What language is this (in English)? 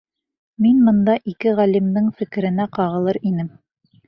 Bashkir